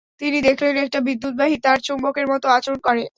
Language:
Bangla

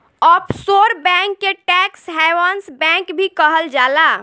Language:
Bhojpuri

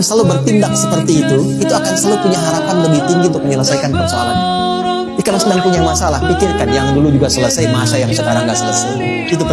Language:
Indonesian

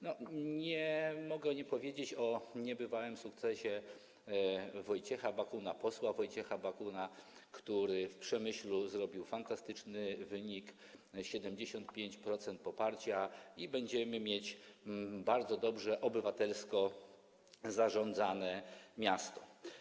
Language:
Polish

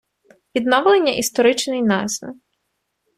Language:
Ukrainian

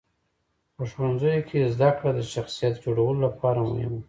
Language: Pashto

